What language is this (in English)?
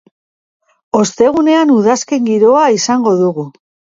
Basque